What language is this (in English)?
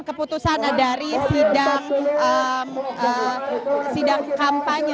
Indonesian